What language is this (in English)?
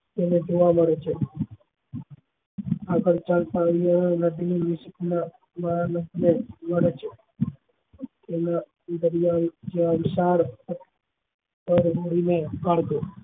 Gujarati